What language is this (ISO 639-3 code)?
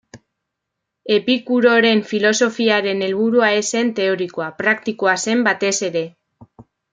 eus